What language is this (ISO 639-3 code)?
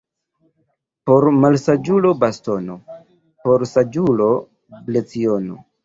epo